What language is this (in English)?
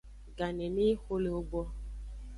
Aja (Benin)